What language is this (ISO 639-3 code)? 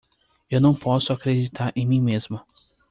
por